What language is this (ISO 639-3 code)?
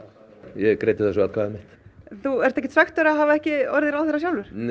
isl